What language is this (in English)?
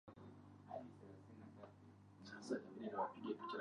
Swahili